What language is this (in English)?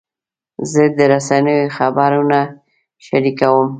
Pashto